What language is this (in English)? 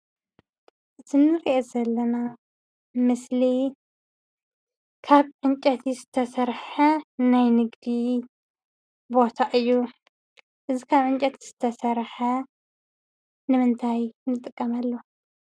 Tigrinya